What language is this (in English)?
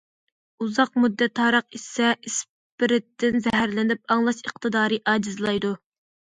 Uyghur